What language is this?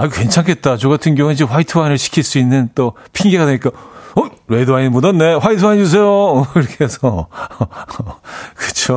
Korean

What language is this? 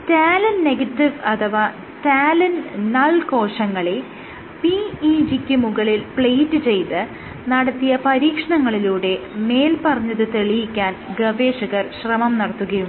Malayalam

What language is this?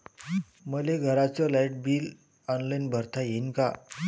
Marathi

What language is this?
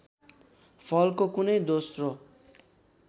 Nepali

